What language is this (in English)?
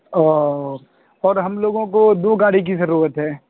Urdu